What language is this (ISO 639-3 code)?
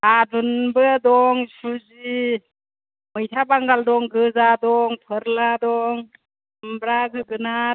brx